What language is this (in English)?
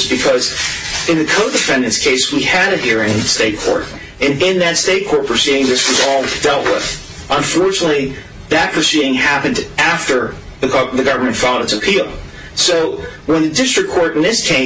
English